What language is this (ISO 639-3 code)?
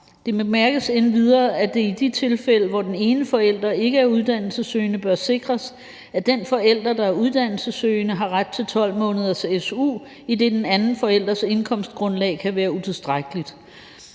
dan